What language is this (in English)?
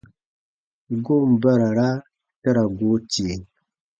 Baatonum